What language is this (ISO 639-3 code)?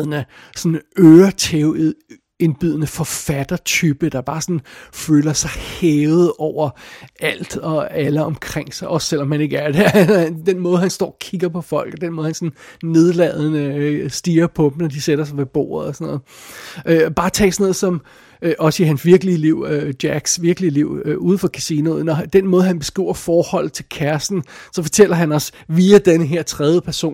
dan